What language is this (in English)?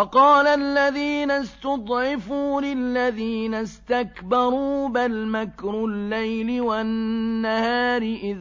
Arabic